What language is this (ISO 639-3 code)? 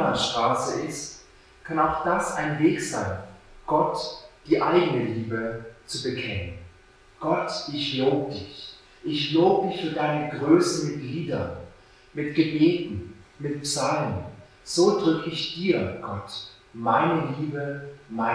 deu